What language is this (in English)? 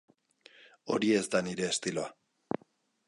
Basque